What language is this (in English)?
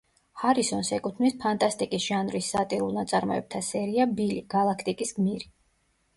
Georgian